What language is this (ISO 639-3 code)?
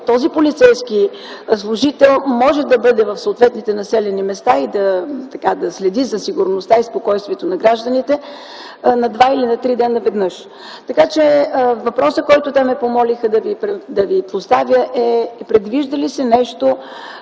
bul